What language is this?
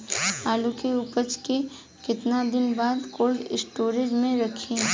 Bhojpuri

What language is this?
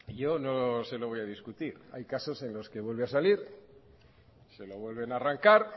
Spanish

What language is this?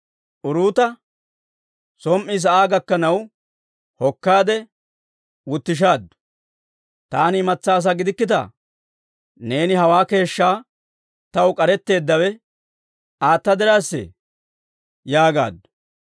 Dawro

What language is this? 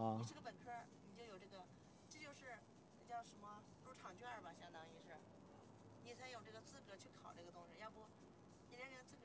Chinese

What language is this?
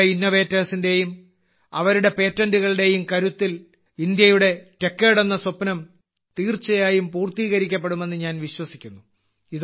Malayalam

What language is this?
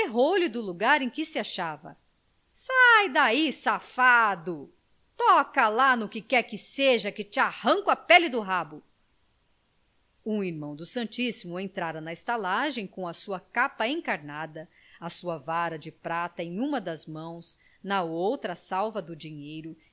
Portuguese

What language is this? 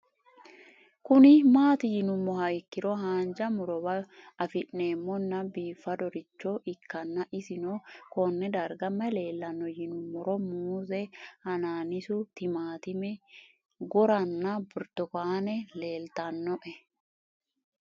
Sidamo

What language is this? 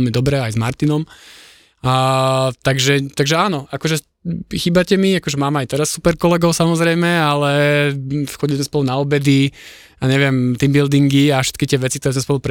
Slovak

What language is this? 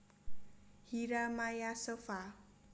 Javanese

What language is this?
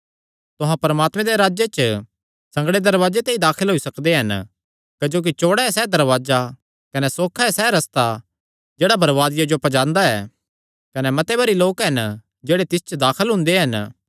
Kangri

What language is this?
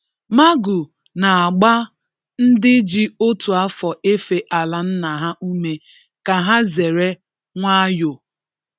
Igbo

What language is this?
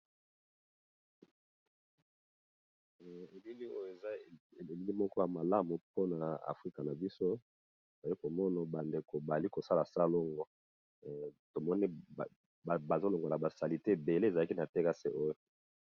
Lingala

